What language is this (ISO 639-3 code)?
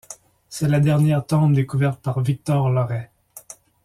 fra